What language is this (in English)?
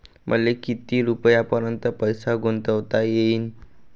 Marathi